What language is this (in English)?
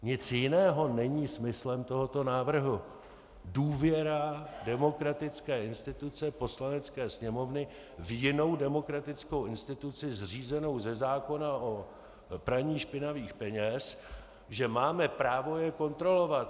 Czech